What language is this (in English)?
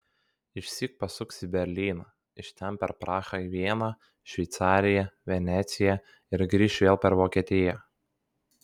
Lithuanian